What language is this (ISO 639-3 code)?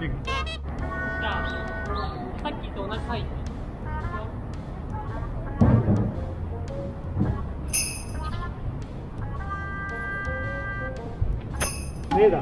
jpn